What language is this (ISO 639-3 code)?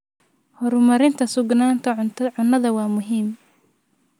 som